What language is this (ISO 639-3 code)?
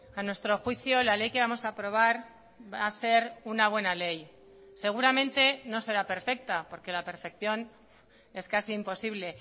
spa